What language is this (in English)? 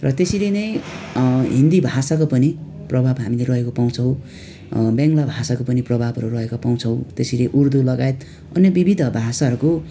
Nepali